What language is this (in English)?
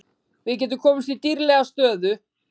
Icelandic